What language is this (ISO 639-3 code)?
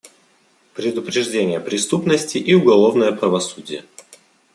rus